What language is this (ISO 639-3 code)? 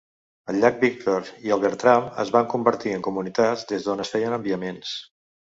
cat